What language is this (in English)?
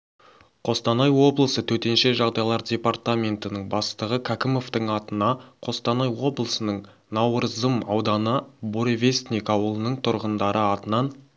Kazakh